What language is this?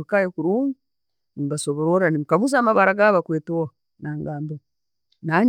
Tooro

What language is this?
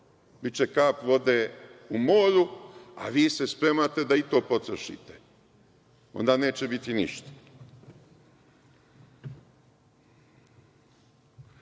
Serbian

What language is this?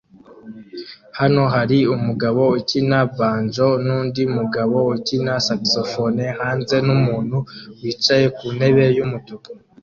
Kinyarwanda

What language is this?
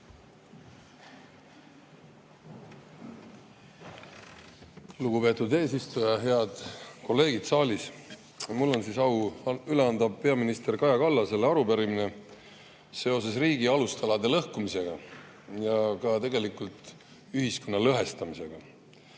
Estonian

